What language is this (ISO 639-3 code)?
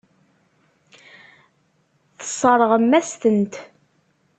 kab